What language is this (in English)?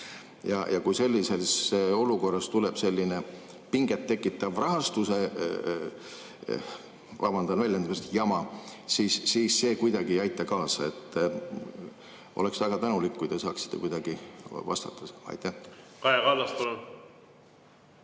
Estonian